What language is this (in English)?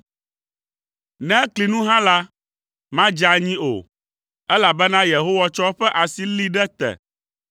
Ewe